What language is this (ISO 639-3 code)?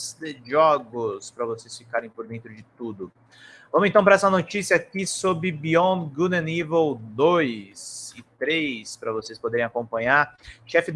por